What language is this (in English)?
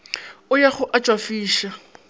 Northern Sotho